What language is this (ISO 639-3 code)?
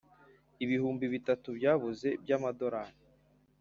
kin